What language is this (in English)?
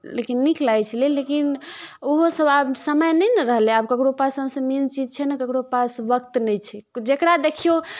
Maithili